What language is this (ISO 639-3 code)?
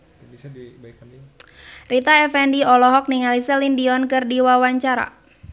sun